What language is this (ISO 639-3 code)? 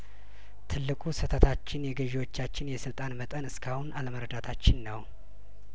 amh